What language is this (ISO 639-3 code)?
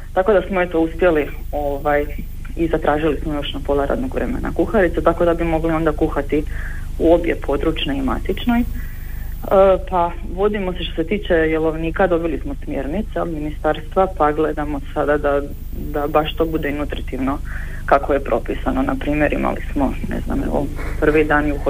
hrv